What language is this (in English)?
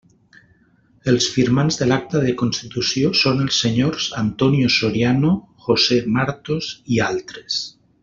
Catalan